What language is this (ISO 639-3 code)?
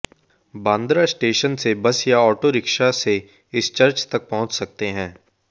hin